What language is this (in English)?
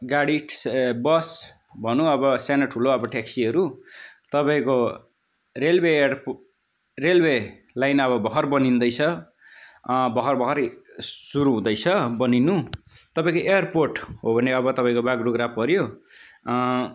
Nepali